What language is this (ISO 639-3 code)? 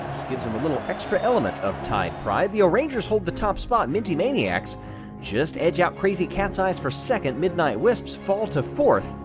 eng